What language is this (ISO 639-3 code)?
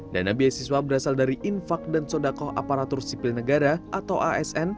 ind